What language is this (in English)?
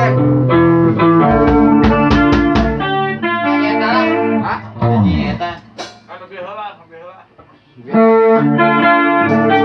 Indonesian